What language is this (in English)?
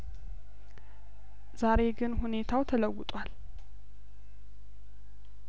Amharic